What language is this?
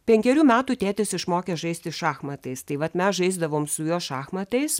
Lithuanian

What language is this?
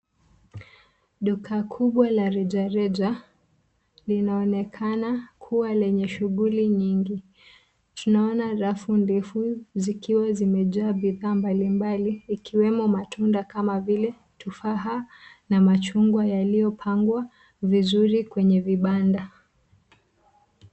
Swahili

